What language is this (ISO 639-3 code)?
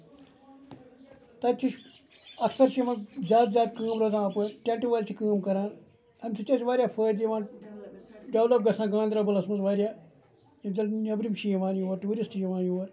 kas